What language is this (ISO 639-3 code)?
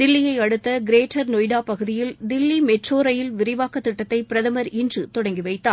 tam